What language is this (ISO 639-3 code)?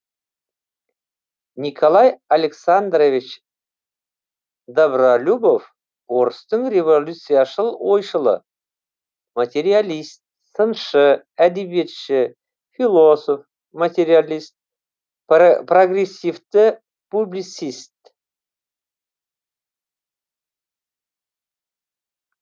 kaz